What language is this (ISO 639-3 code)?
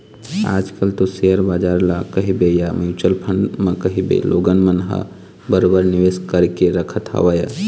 hne